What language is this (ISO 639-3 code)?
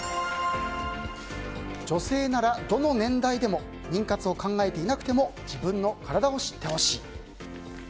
jpn